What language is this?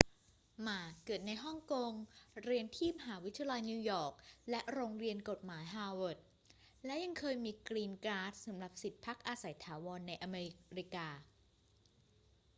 Thai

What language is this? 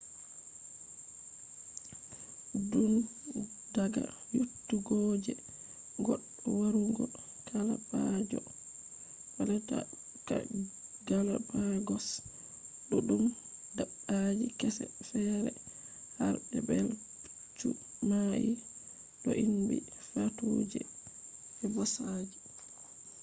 Fula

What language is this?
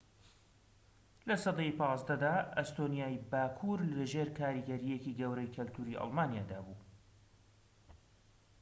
Central Kurdish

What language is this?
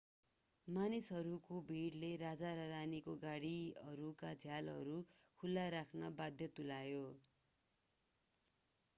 Nepali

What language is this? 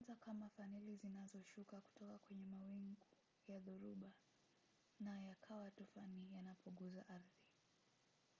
Swahili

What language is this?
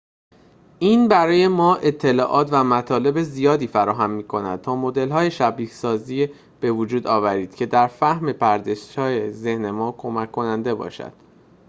Persian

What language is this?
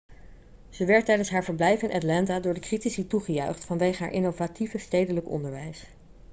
Dutch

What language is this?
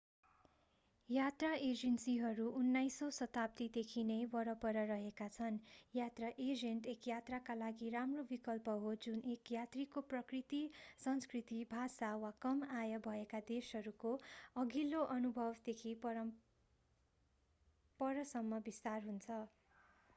Nepali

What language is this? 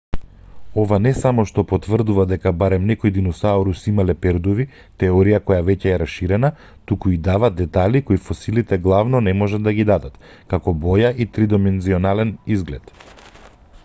Macedonian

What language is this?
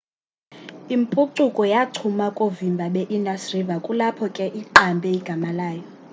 Xhosa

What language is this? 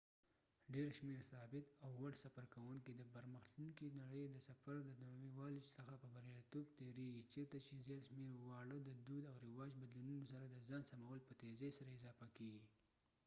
Pashto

